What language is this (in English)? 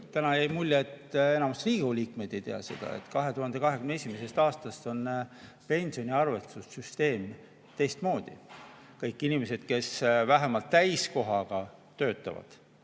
Estonian